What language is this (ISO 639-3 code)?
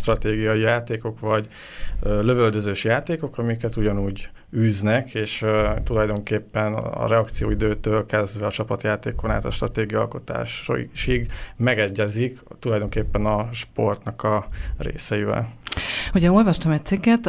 hun